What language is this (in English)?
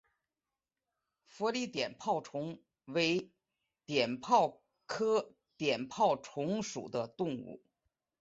Chinese